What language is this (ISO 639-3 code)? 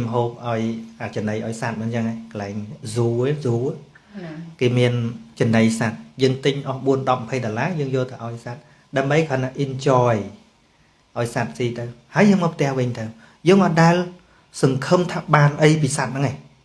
vie